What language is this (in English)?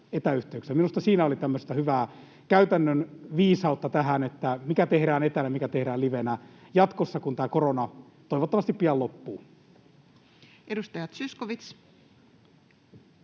Finnish